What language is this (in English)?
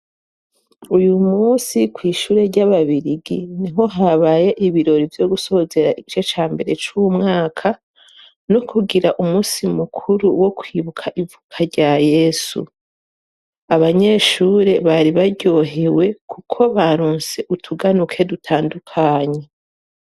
Rundi